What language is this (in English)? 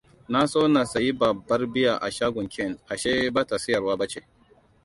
Hausa